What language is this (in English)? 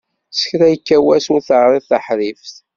Kabyle